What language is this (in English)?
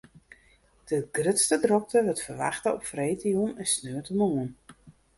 Western Frisian